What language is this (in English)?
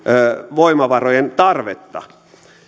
Finnish